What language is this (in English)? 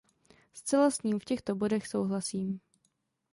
Czech